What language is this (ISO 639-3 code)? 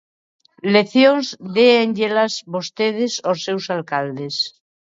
glg